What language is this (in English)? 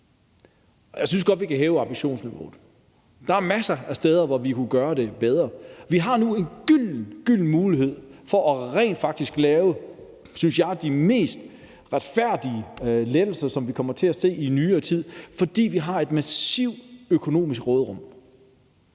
Danish